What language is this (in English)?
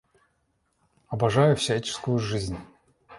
Russian